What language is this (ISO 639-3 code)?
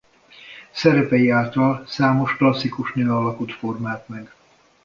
hun